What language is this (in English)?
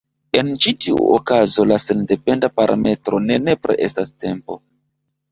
Esperanto